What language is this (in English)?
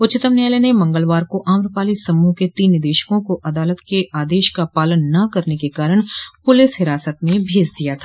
Hindi